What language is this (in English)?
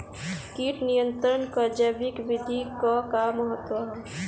Bhojpuri